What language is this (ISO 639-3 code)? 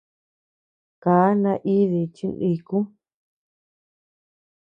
cux